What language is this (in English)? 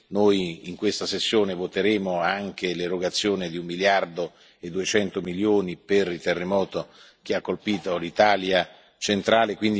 Italian